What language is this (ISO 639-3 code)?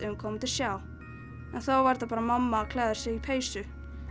isl